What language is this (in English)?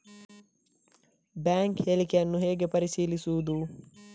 Kannada